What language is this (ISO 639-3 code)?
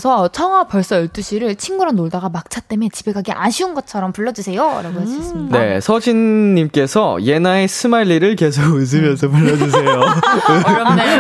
kor